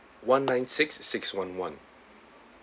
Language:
English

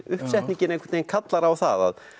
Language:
Icelandic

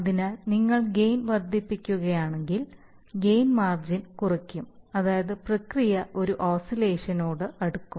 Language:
Malayalam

